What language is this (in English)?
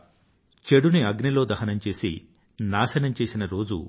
Telugu